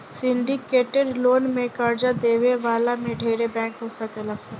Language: Bhojpuri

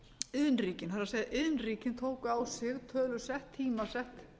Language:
Icelandic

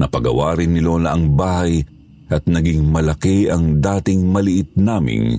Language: Filipino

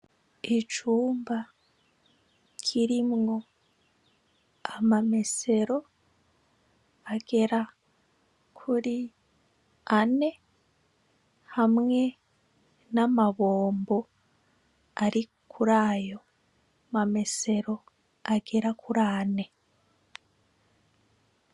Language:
Rundi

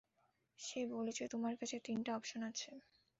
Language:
Bangla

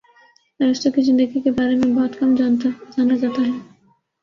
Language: Urdu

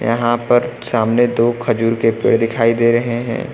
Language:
Hindi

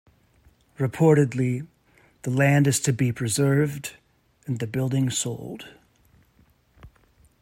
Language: English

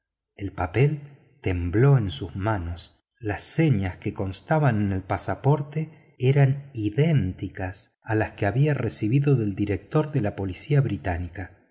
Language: Spanish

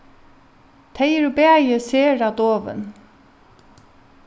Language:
Faroese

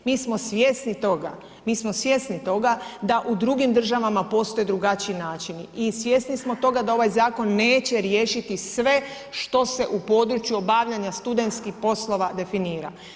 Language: Croatian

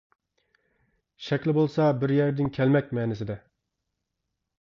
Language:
Uyghur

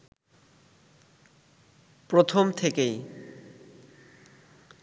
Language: Bangla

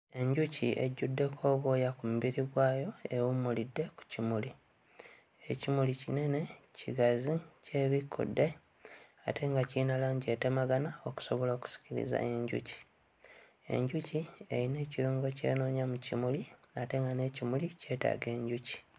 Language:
Ganda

